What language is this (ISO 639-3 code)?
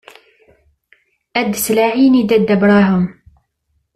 kab